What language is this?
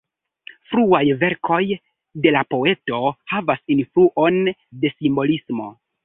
Esperanto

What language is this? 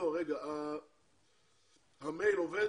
Hebrew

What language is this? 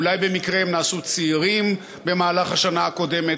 Hebrew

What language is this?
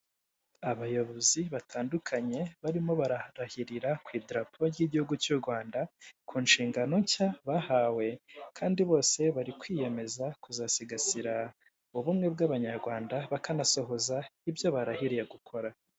Kinyarwanda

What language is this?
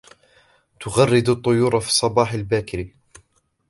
Arabic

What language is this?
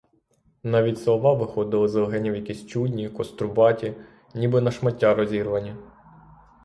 Ukrainian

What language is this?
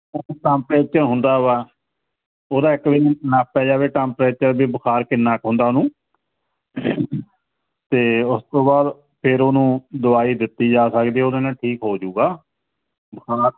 Punjabi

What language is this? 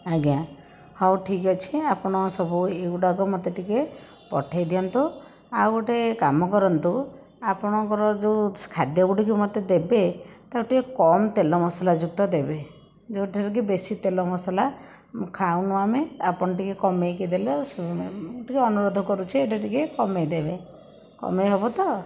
Odia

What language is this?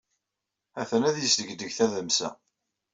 Kabyle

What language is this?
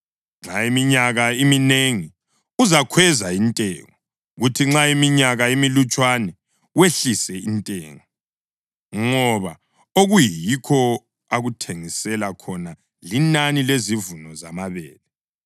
North Ndebele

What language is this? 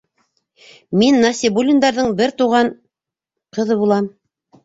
Bashkir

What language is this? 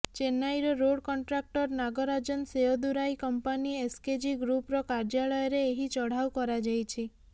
Odia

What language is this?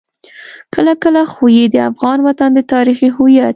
Pashto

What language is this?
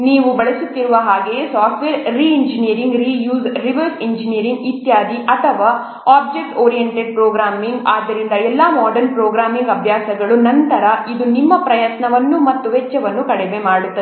Kannada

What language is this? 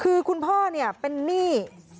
Thai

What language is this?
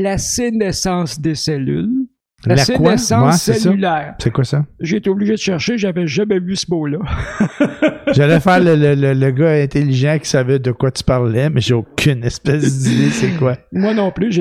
French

